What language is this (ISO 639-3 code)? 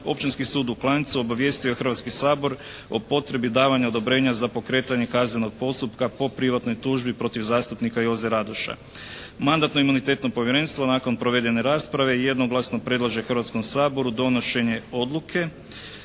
hrv